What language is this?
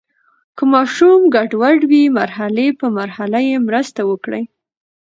Pashto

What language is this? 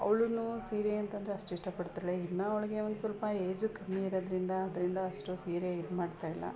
Kannada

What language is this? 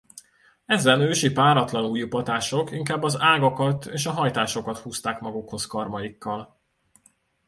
Hungarian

